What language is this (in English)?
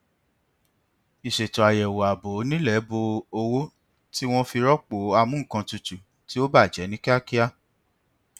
Yoruba